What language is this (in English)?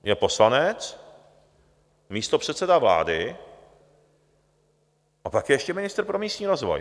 Czech